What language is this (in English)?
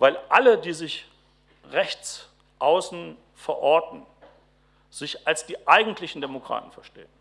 German